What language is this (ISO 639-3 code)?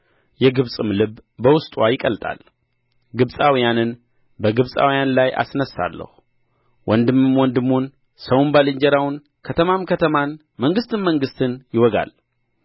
amh